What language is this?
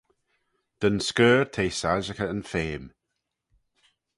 Manx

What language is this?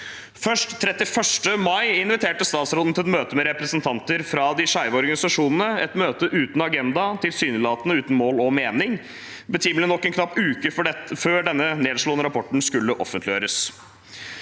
Norwegian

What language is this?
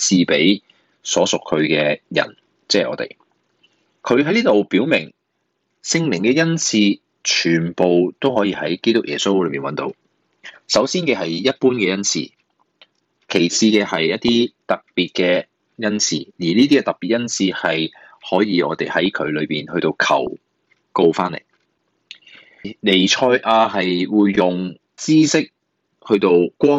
Chinese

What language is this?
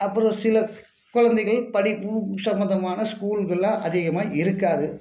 Tamil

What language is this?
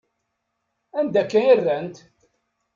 Kabyle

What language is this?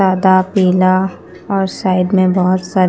Hindi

